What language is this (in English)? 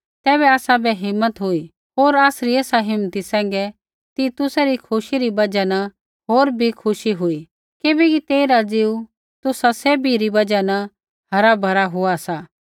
Kullu Pahari